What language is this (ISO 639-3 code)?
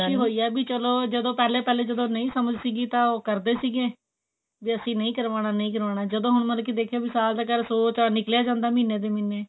pan